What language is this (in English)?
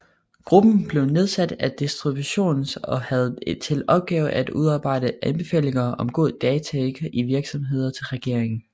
Danish